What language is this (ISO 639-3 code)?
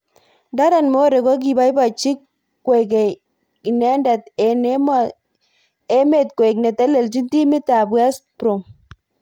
kln